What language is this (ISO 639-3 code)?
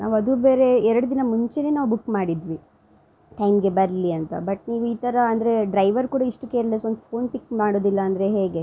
kan